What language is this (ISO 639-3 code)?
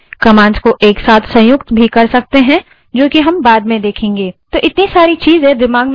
hin